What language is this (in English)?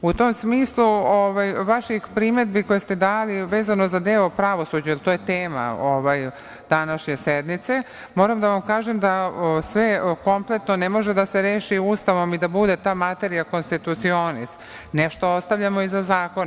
Serbian